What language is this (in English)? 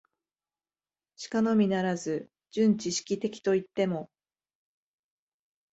Japanese